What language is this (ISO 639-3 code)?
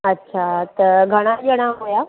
snd